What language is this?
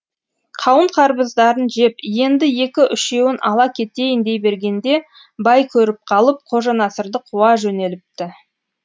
Kazakh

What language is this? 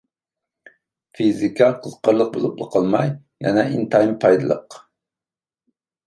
Uyghur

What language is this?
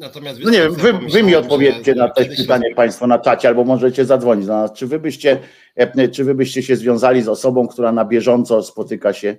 Polish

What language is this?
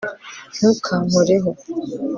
Kinyarwanda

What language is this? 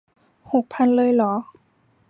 Thai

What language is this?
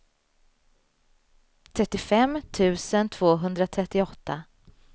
Swedish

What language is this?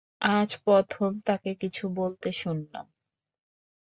Bangla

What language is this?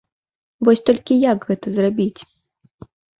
Belarusian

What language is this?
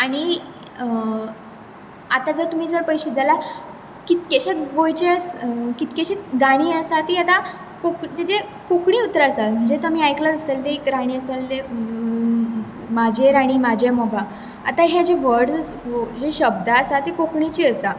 Konkani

